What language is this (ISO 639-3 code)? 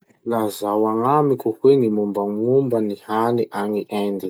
msh